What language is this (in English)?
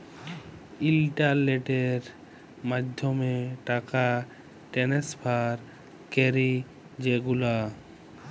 Bangla